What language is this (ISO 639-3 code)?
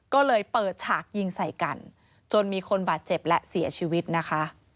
tha